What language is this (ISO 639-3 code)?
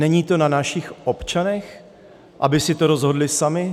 ces